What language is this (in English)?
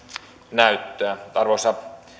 Finnish